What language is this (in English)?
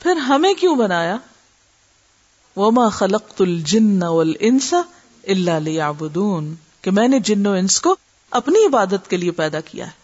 Urdu